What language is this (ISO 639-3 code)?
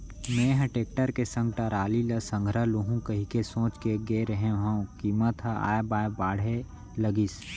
hne